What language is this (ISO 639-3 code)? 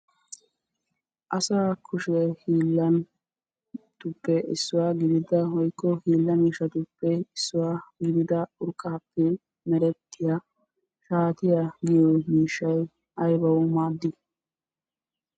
wal